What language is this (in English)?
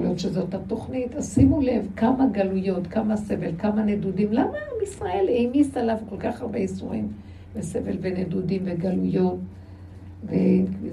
Hebrew